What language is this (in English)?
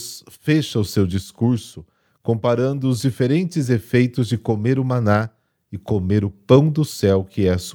Portuguese